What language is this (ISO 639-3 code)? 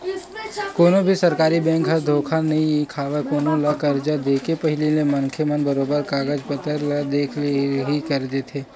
hne